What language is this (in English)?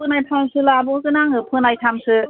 Bodo